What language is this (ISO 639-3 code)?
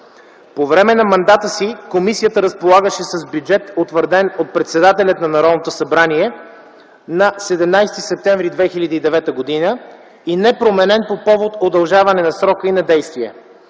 bul